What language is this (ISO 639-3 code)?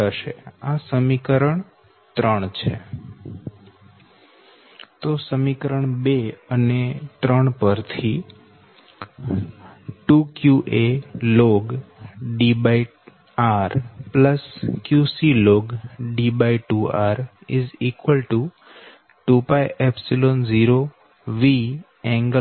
guj